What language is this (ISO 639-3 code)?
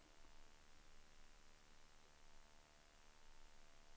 swe